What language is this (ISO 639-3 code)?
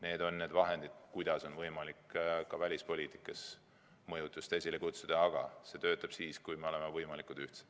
est